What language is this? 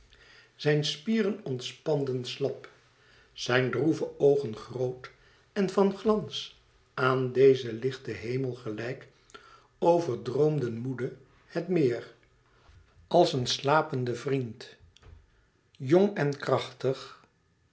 Dutch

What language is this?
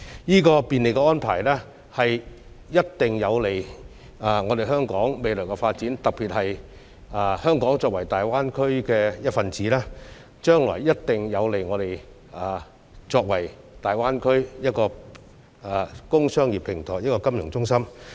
Cantonese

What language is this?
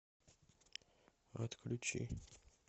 Russian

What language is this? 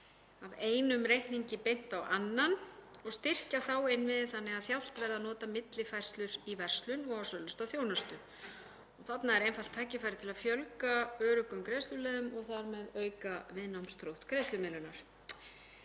Icelandic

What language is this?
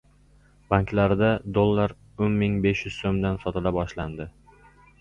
Uzbek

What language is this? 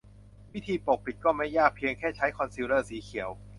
Thai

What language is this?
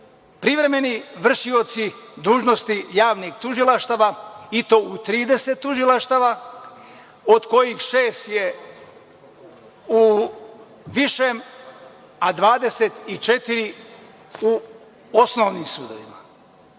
Serbian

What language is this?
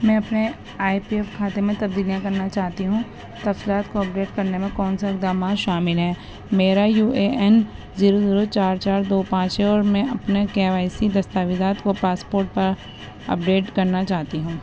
Urdu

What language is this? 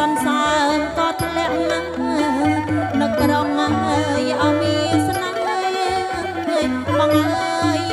Thai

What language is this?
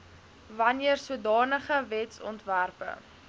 Afrikaans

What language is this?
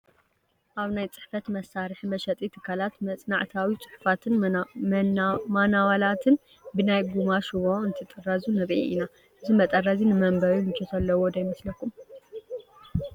Tigrinya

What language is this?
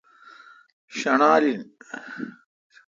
Kalkoti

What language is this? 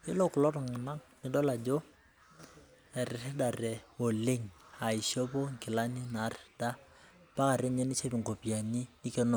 Masai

